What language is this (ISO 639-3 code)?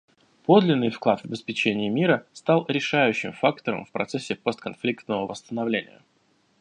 rus